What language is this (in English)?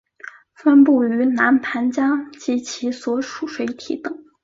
Chinese